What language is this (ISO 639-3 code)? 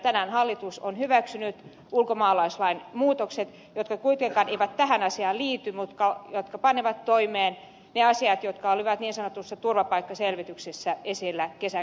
fin